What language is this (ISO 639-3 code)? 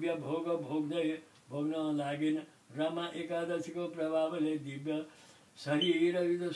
tur